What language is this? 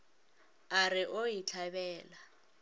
Northern Sotho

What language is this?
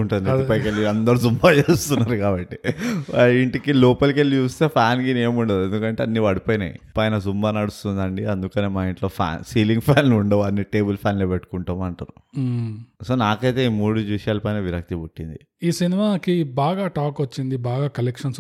Telugu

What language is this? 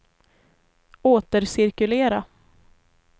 Swedish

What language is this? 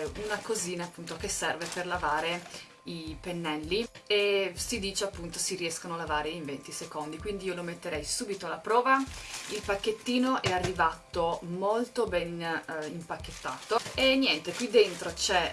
Italian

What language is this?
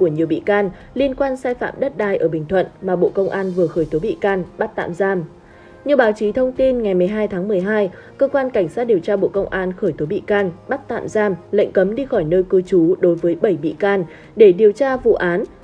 Vietnamese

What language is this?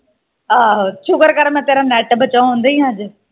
Punjabi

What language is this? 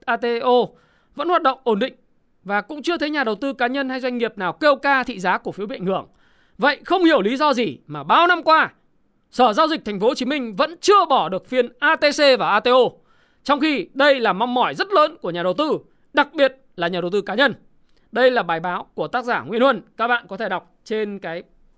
Vietnamese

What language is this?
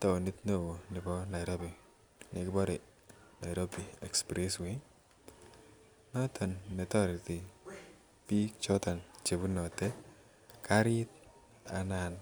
Kalenjin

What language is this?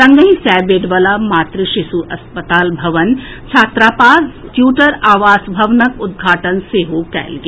Maithili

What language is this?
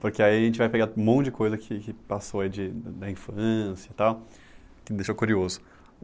Portuguese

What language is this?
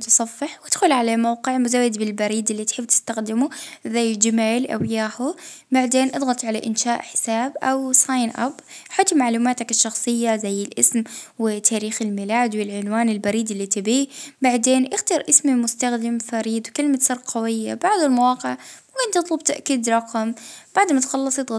Libyan Arabic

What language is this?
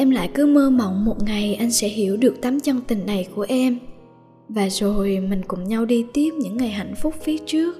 Vietnamese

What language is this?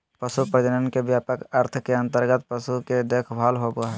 Magahi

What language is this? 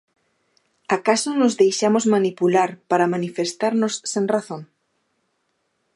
Galician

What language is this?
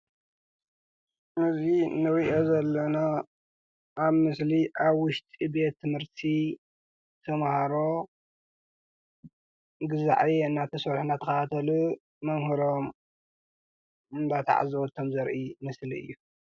Tigrinya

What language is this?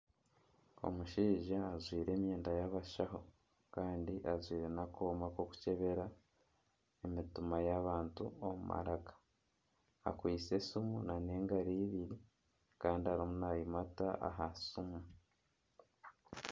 Nyankole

